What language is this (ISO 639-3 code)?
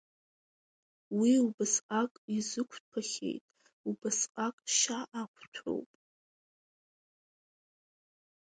abk